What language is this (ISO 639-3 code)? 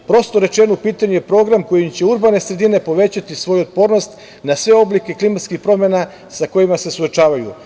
srp